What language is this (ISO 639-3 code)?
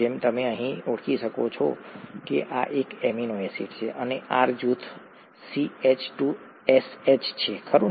guj